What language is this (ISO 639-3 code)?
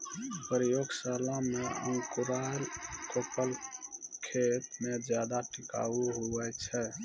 mai